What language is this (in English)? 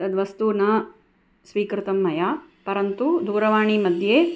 Sanskrit